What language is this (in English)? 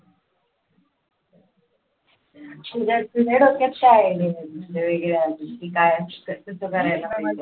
Marathi